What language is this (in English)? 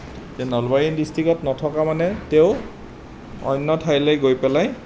Assamese